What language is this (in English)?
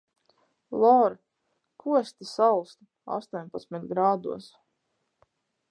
Latvian